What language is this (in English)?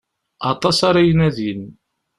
Kabyle